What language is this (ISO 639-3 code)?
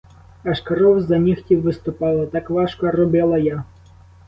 ukr